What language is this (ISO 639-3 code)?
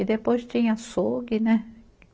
por